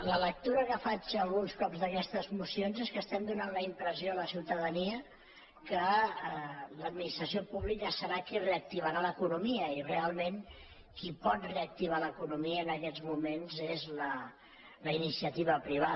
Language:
Catalan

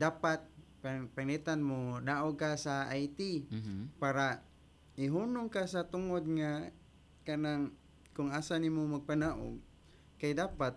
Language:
Filipino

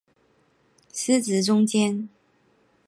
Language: Chinese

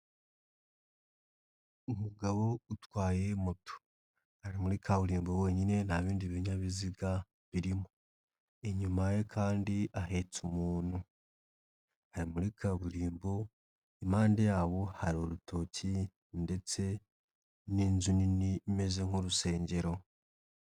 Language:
Kinyarwanda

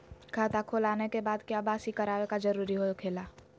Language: Magahi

